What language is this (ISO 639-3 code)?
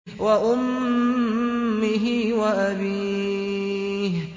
ara